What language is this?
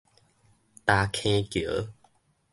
Min Nan Chinese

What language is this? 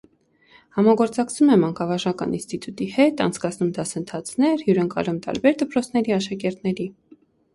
Armenian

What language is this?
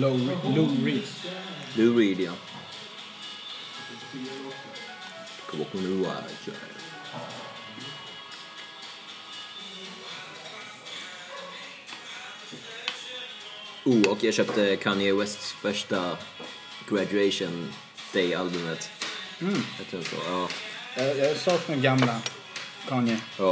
Swedish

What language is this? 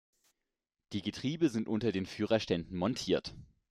German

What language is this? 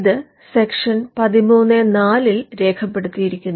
Malayalam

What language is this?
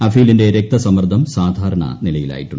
Malayalam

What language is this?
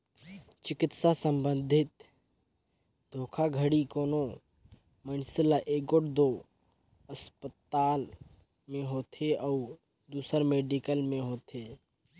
Chhattisgarhi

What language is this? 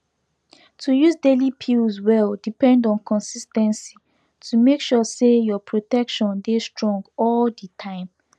Nigerian Pidgin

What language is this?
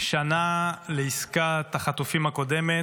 Hebrew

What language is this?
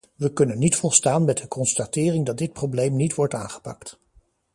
Dutch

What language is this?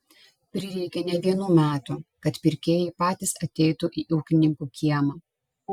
Lithuanian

